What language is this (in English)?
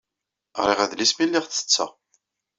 Kabyle